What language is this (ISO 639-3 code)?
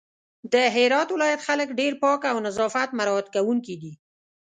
pus